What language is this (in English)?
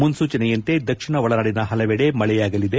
Kannada